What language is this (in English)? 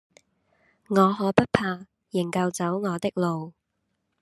Cantonese